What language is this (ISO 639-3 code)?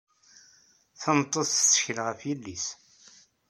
kab